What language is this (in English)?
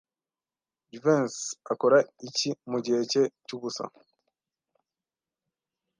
Kinyarwanda